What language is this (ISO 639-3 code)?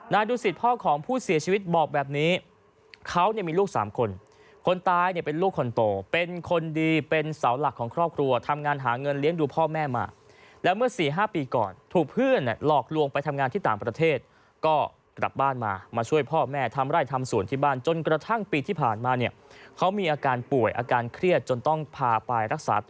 tha